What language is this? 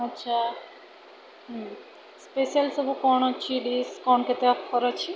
Odia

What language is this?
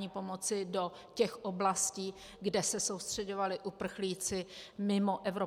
Czech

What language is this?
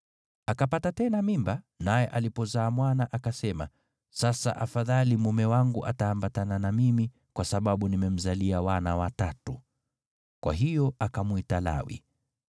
Swahili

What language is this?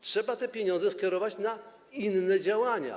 Polish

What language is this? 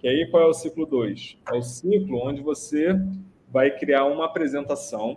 Portuguese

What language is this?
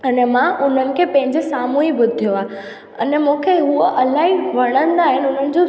Sindhi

